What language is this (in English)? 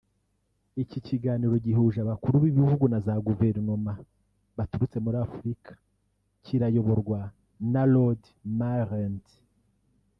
Kinyarwanda